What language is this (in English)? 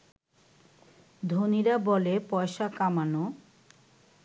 Bangla